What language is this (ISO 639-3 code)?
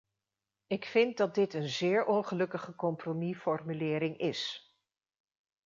nld